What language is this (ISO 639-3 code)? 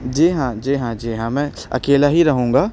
urd